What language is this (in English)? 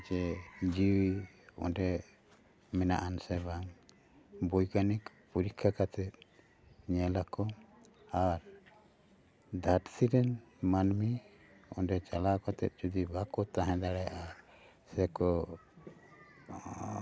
Santali